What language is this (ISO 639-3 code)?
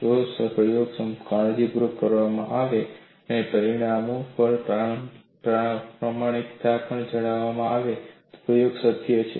guj